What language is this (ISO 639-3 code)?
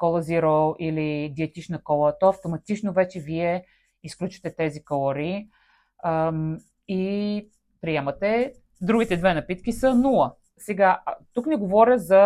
bul